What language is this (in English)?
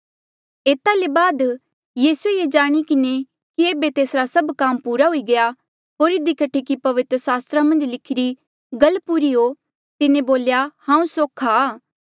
Mandeali